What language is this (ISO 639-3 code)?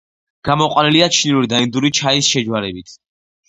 kat